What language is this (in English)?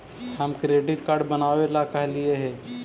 Magahi